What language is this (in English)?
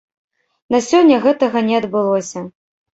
Belarusian